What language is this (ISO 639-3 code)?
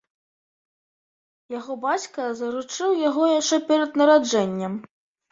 bel